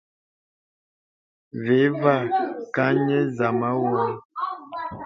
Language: Bebele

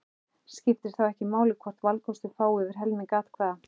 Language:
Icelandic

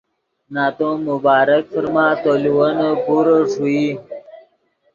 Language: Yidgha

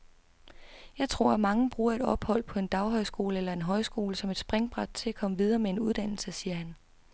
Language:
Danish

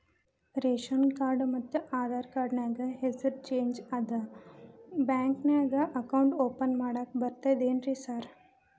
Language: Kannada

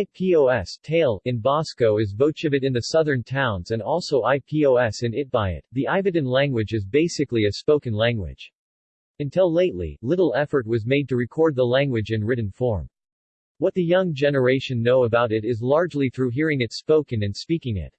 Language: English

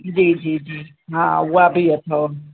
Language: Sindhi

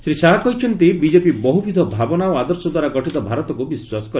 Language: Odia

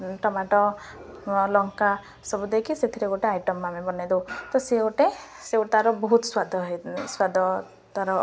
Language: Odia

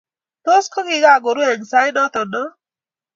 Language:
Kalenjin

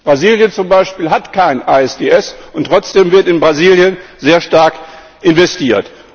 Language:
German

